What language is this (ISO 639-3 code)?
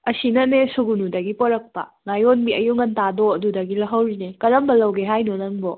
mni